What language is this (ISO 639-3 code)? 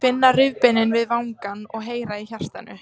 isl